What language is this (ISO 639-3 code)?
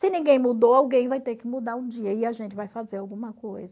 por